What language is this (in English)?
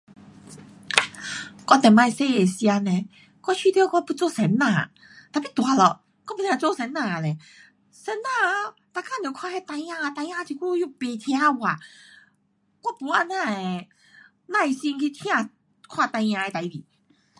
Pu-Xian Chinese